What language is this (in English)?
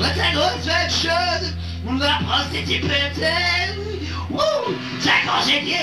French